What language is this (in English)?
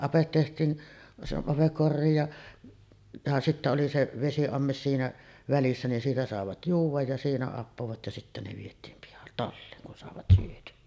Finnish